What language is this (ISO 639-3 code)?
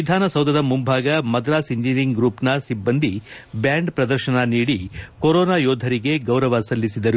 kan